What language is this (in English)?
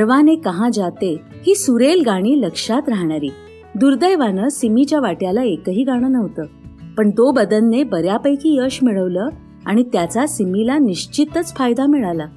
Marathi